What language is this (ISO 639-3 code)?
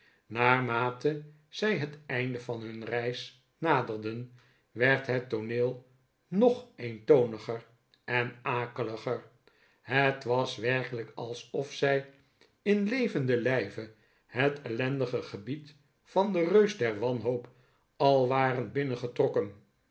nld